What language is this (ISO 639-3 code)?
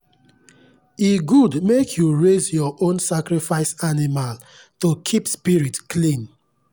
pcm